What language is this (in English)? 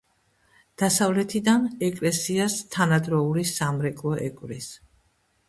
Georgian